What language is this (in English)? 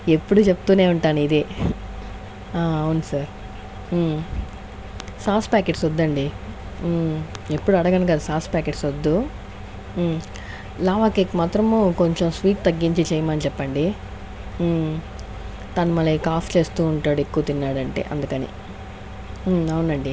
Telugu